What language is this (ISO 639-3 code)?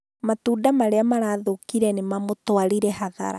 kik